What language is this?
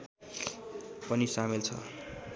Nepali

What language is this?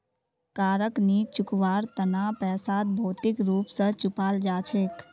Magahi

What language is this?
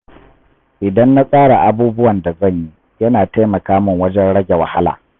Hausa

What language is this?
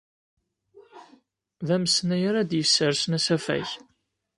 Kabyle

